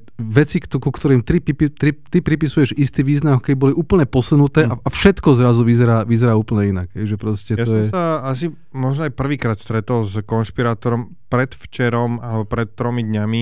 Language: Slovak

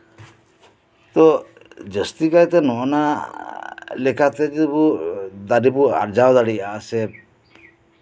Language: Santali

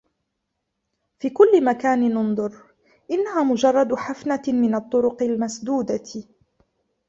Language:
Arabic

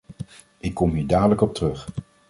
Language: Dutch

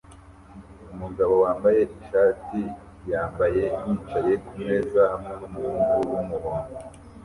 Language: Kinyarwanda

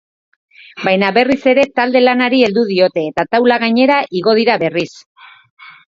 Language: Basque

